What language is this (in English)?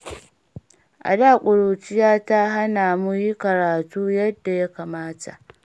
Hausa